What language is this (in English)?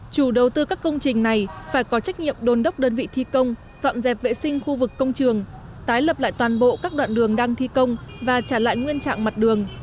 Vietnamese